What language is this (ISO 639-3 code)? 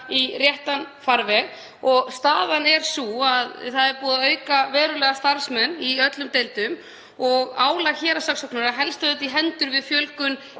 isl